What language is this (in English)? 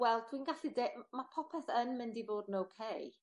Welsh